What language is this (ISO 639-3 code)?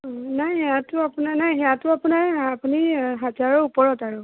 asm